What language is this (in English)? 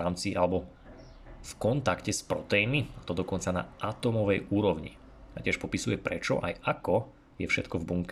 Slovak